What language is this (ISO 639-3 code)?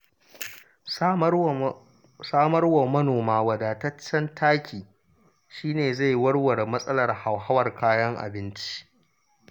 hau